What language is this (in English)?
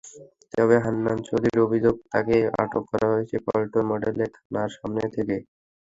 Bangla